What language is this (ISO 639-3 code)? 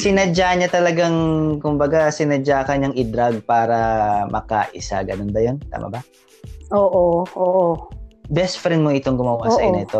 fil